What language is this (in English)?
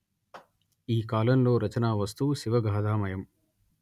Telugu